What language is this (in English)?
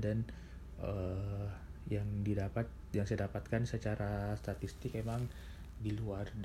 Indonesian